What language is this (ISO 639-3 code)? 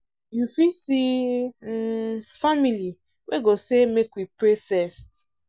pcm